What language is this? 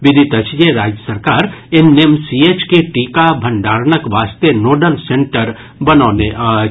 Maithili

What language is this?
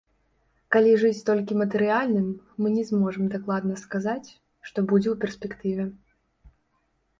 Belarusian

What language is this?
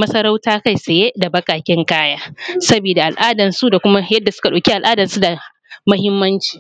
Hausa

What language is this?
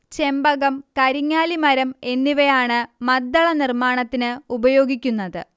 Malayalam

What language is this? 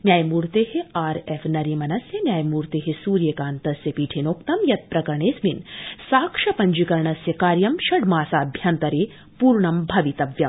Sanskrit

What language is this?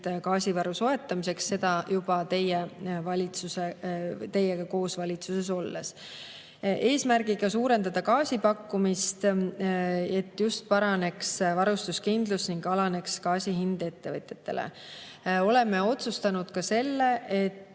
Estonian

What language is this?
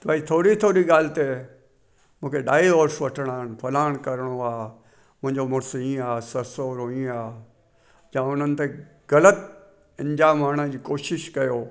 Sindhi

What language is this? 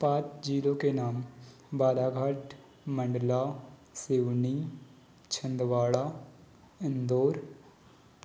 Hindi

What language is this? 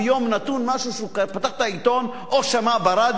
Hebrew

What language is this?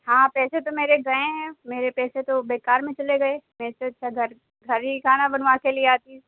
Urdu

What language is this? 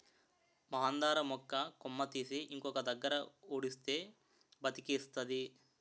Telugu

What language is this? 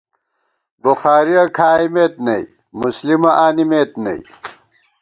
Gawar-Bati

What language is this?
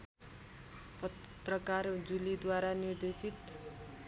Nepali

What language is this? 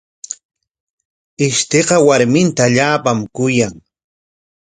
Corongo Ancash Quechua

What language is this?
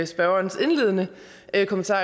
Danish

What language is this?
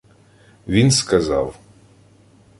Ukrainian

